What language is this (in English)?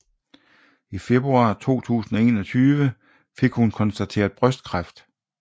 Danish